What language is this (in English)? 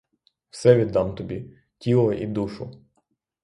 Ukrainian